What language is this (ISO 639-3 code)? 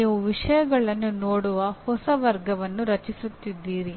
kan